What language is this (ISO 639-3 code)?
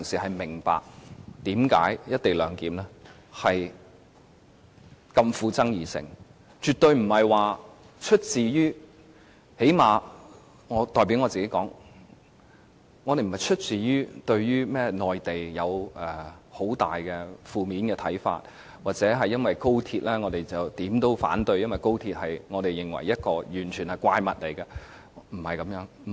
yue